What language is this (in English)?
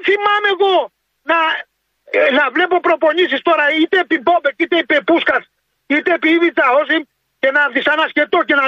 Greek